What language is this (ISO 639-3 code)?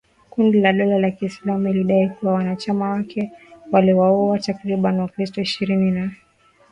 swa